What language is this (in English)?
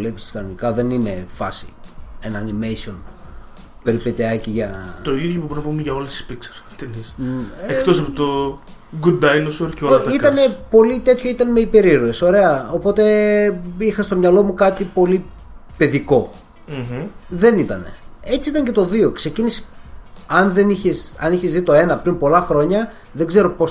Greek